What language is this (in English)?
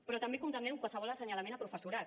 Catalan